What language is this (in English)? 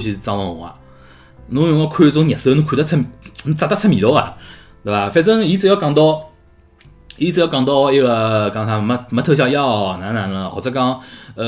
Chinese